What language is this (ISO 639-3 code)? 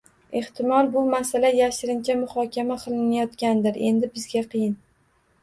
uzb